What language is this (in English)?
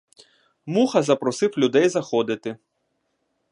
Ukrainian